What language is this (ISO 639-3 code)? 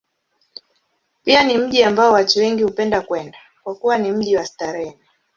swa